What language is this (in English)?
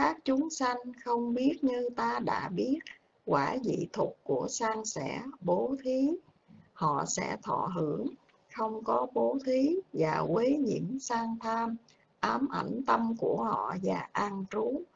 Vietnamese